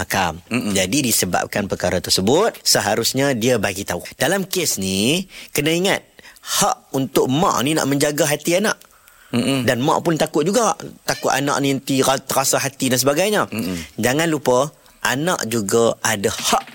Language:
Malay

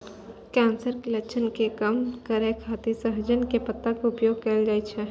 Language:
Maithili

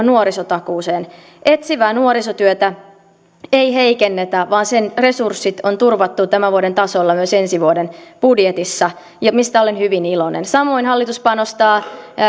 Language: Finnish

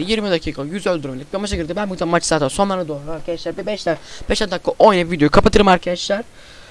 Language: Turkish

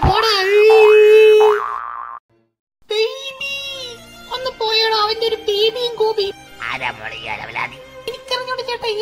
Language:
Indonesian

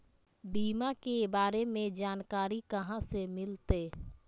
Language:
Magahi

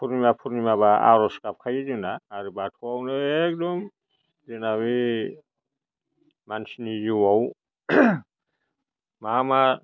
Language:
Bodo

